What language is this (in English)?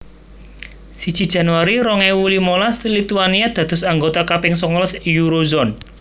Javanese